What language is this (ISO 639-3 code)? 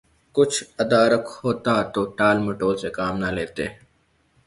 urd